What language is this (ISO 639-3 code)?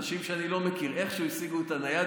heb